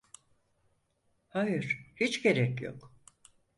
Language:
Turkish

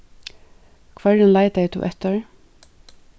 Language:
Faroese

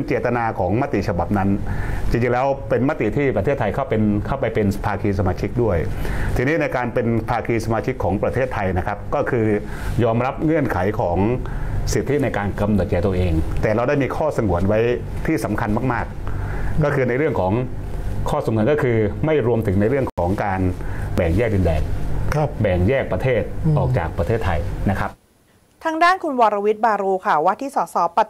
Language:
Thai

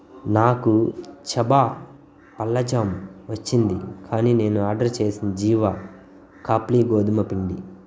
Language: Telugu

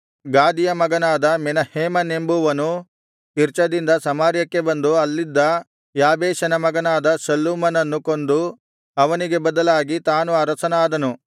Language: Kannada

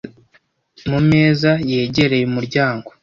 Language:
Kinyarwanda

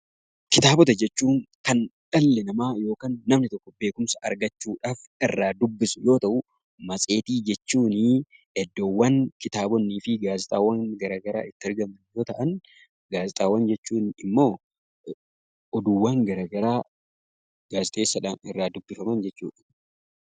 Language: Oromo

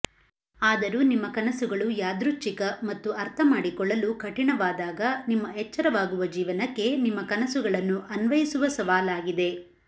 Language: Kannada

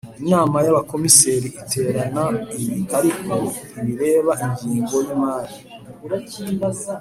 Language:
Kinyarwanda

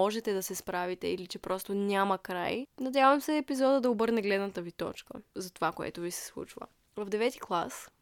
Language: Bulgarian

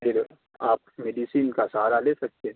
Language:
Urdu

